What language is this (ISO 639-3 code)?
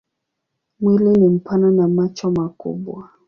swa